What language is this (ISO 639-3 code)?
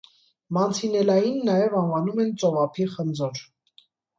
hye